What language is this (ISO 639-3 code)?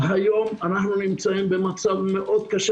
heb